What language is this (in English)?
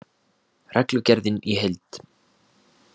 Icelandic